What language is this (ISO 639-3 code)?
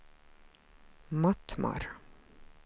swe